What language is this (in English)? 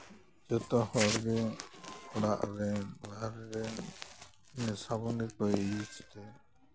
Santali